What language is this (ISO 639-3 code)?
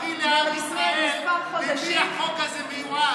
heb